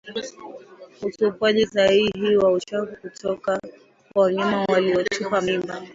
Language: Swahili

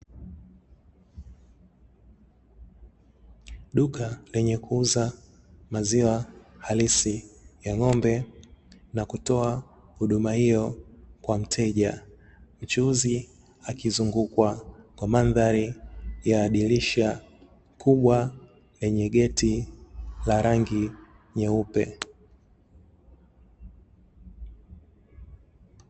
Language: Swahili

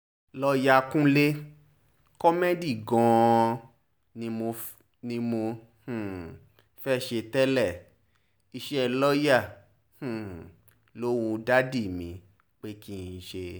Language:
Yoruba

